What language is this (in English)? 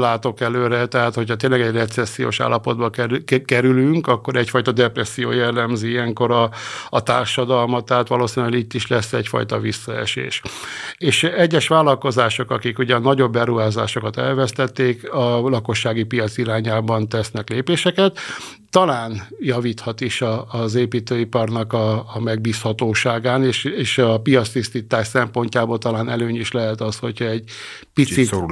Hungarian